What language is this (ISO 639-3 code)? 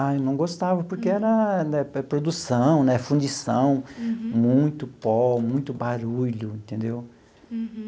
por